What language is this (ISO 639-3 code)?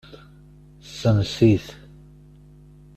kab